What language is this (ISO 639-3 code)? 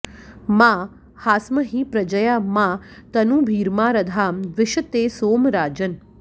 san